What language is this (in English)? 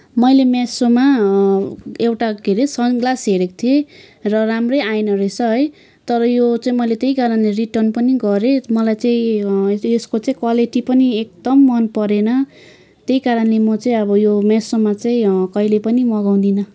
Nepali